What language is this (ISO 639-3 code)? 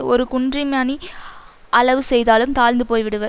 tam